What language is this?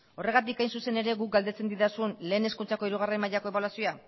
Basque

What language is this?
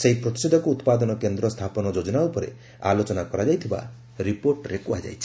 Odia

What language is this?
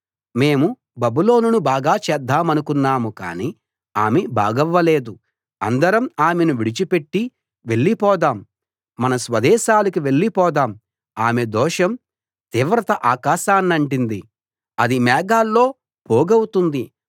Telugu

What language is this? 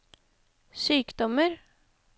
Norwegian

